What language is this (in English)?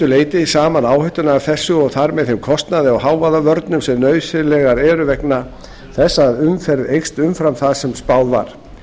Icelandic